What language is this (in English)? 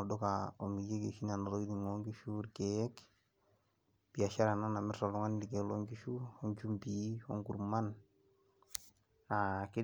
Masai